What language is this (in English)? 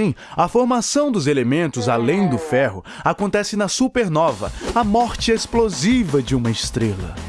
Portuguese